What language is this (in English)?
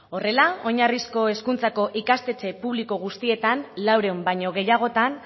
Basque